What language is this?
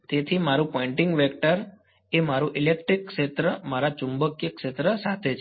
Gujarati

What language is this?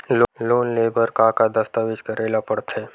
Chhattisgarhi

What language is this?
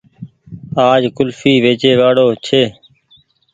Goaria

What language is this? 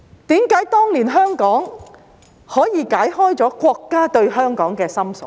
Cantonese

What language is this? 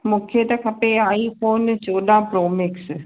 Sindhi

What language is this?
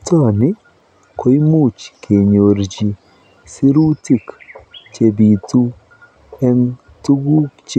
Kalenjin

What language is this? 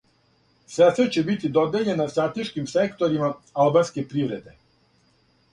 Serbian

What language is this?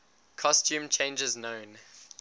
English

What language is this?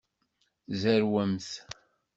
Kabyle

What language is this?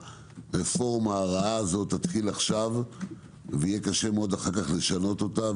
Hebrew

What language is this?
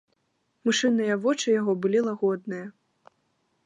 Belarusian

